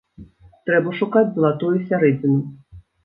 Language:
Belarusian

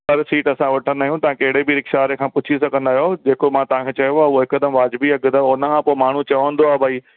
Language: Sindhi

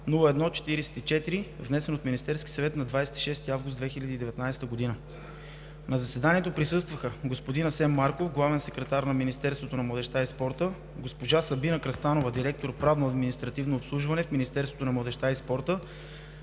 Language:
Bulgarian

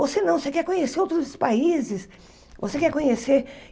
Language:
Portuguese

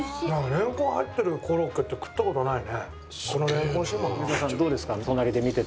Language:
Japanese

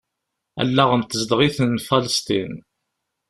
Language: Kabyle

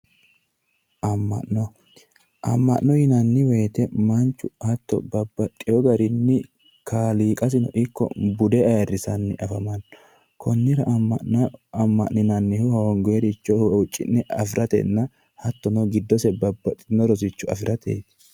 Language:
Sidamo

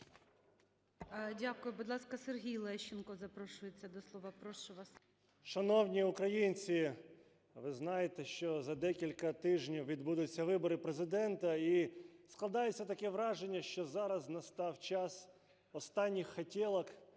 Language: Ukrainian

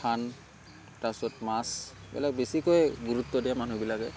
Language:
Assamese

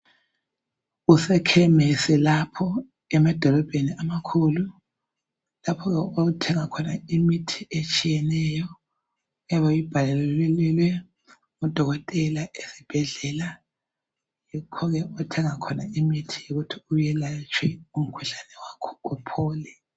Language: North Ndebele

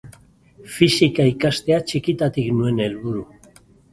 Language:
Basque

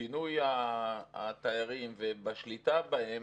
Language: Hebrew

